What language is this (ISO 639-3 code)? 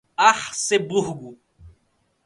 por